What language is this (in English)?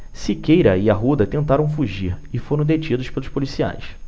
Portuguese